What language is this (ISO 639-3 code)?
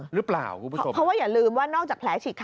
tha